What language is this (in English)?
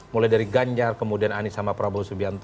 Indonesian